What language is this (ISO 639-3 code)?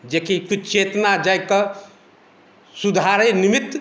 mai